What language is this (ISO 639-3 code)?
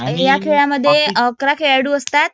mar